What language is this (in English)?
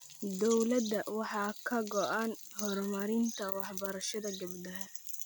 Somali